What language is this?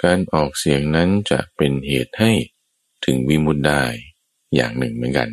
Thai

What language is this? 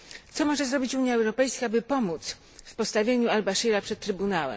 Polish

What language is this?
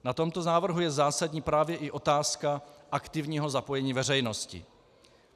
Czech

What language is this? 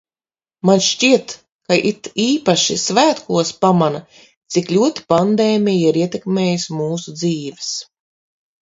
Latvian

